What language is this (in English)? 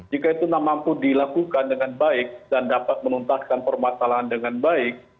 Indonesian